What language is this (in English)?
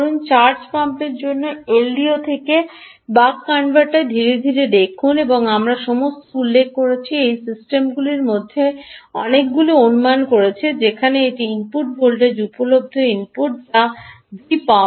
Bangla